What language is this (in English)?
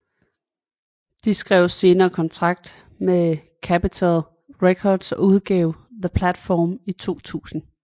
Danish